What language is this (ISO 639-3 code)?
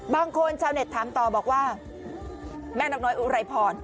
tha